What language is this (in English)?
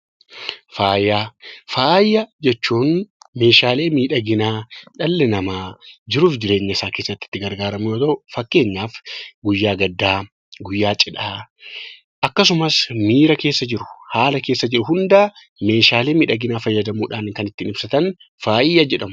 Oromo